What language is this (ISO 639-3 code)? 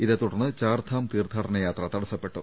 mal